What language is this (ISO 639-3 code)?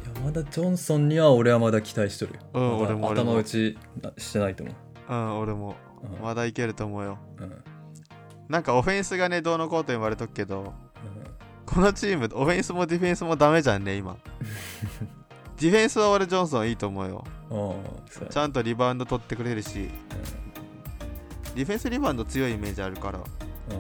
jpn